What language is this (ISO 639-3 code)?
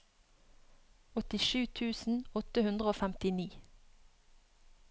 nor